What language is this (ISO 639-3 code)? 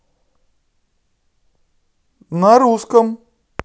rus